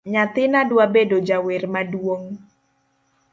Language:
Luo (Kenya and Tanzania)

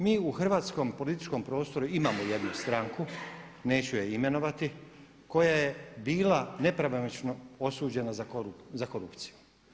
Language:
Croatian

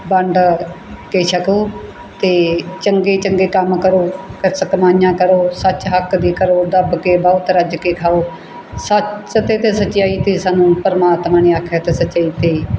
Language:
Punjabi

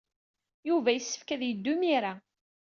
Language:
Kabyle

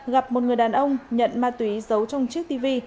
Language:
Vietnamese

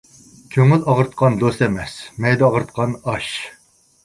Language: Uyghur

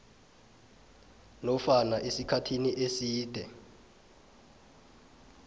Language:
South Ndebele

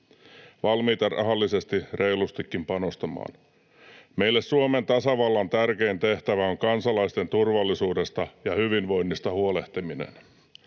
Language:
Finnish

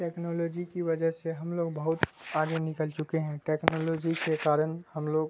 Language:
Urdu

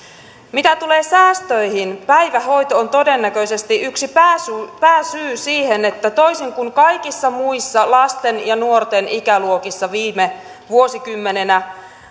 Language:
Finnish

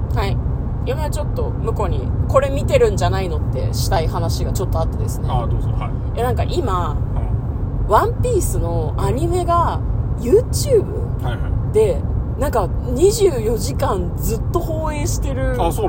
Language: Japanese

